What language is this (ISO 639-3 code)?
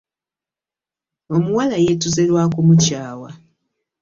lug